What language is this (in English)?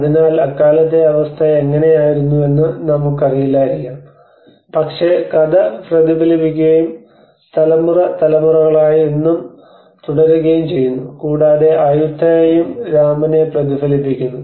Malayalam